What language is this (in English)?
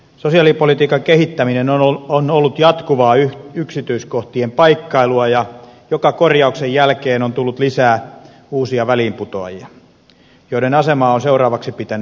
Finnish